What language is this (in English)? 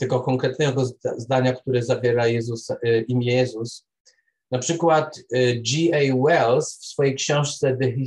Polish